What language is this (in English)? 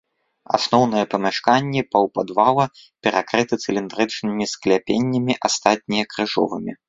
Belarusian